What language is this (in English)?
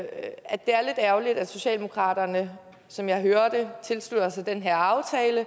Danish